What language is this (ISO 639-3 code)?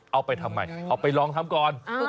tha